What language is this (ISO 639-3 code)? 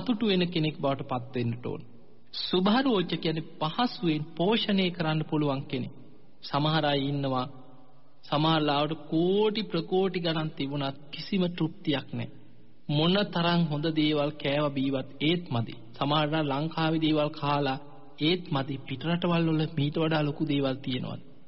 ron